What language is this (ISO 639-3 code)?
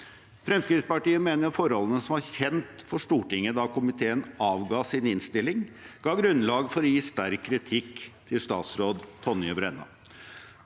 nor